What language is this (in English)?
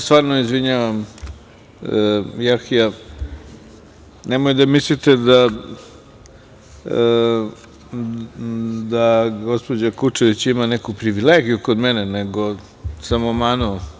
Serbian